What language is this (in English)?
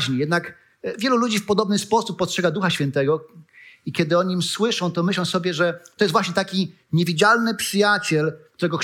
Polish